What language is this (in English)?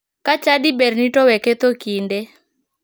Luo (Kenya and Tanzania)